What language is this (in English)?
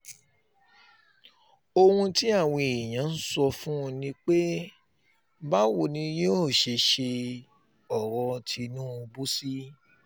Yoruba